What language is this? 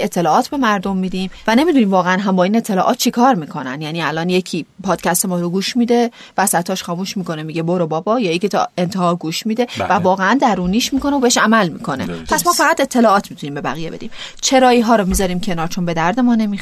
Persian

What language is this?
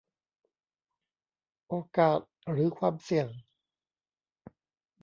Thai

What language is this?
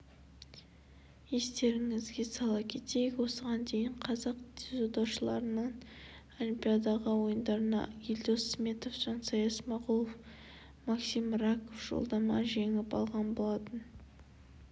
Kazakh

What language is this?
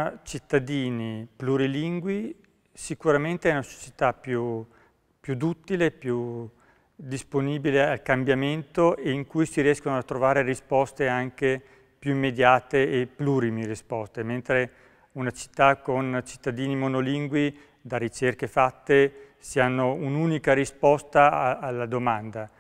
Italian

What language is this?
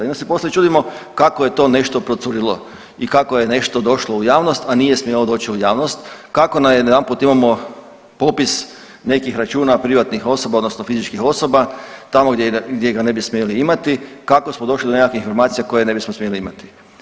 Croatian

